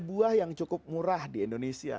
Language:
Indonesian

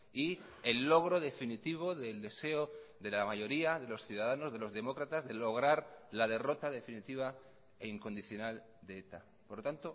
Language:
Spanish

